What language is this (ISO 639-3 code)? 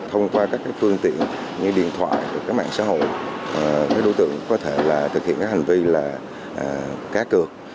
vie